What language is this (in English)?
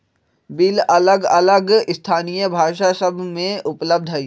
Magahi